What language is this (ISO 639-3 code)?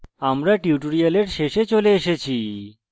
ben